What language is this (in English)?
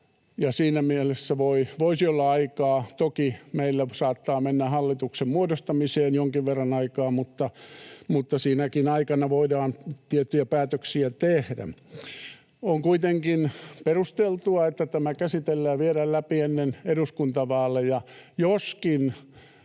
Finnish